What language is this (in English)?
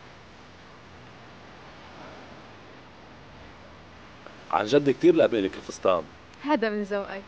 Arabic